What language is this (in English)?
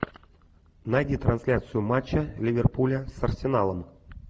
Russian